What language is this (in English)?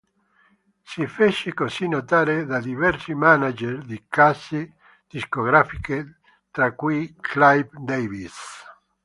Italian